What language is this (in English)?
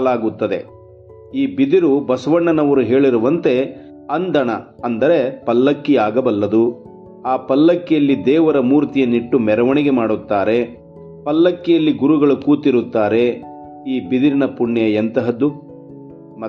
Kannada